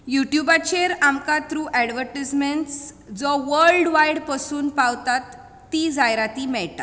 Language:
Konkani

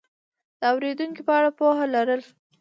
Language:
Pashto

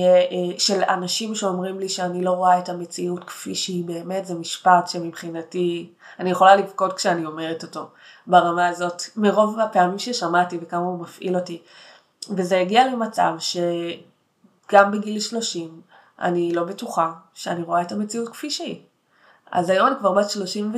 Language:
Hebrew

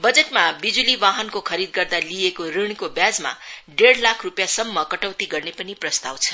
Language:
Nepali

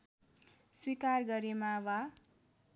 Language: Nepali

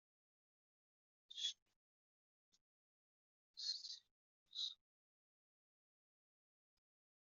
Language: Kabyle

